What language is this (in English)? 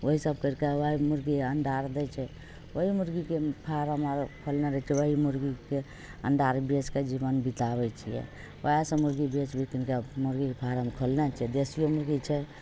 Maithili